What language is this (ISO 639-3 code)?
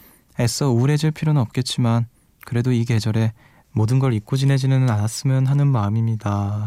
kor